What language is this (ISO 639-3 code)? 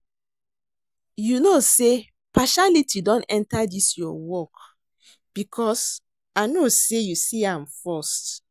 pcm